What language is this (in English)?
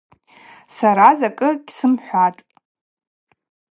Abaza